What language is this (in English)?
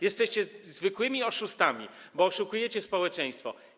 Polish